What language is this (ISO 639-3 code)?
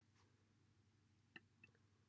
cym